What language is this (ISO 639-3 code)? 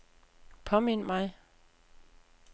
dan